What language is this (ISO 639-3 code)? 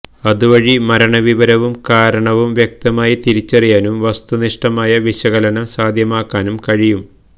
mal